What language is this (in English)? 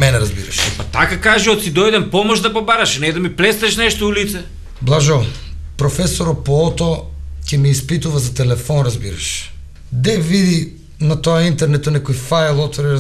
Bulgarian